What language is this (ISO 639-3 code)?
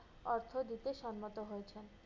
ben